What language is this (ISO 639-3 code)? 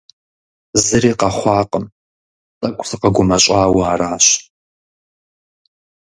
kbd